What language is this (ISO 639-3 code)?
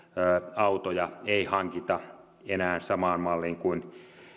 fin